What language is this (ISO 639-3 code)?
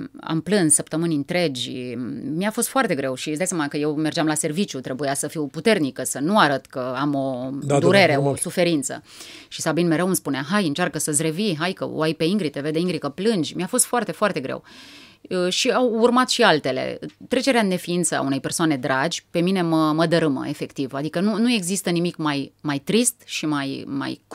ron